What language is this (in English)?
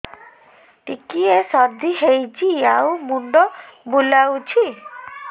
Odia